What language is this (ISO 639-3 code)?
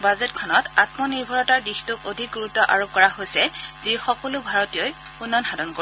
asm